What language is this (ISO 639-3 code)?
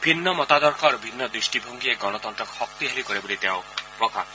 asm